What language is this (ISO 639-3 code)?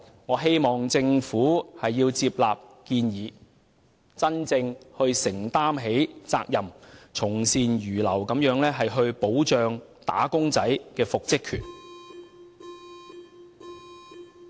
yue